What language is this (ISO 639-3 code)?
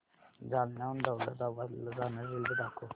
mar